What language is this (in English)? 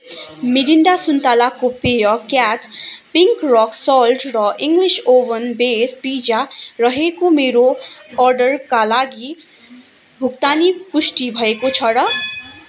Nepali